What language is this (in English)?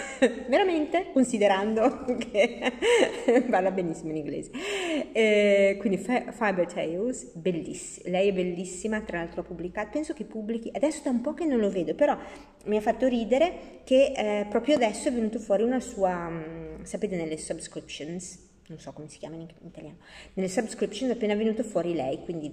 Italian